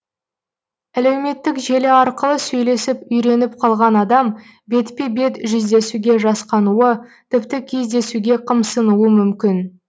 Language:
Kazakh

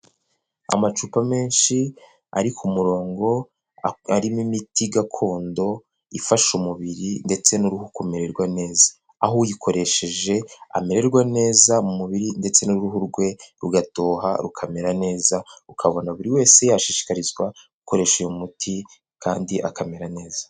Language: Kinyarwanda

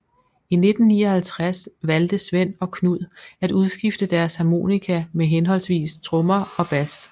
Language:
Danish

